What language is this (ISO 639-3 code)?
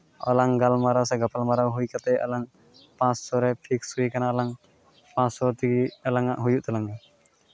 sat